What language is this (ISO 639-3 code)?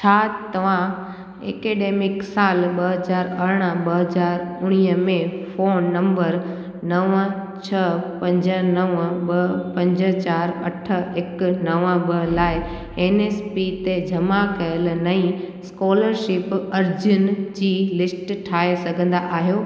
snd